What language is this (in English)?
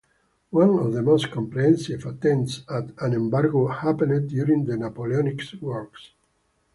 English